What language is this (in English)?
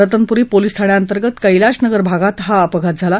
Marathi